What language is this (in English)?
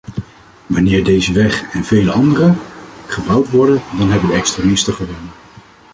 Dutch